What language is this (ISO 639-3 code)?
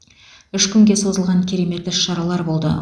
kaz